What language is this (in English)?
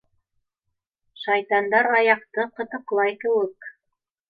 Bashkir